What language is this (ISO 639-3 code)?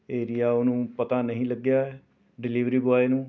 pan